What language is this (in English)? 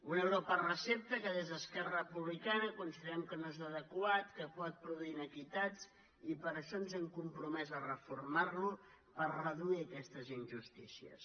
Catalan